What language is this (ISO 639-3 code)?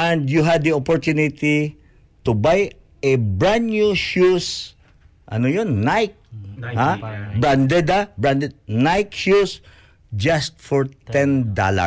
fil